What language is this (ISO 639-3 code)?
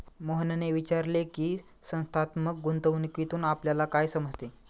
mar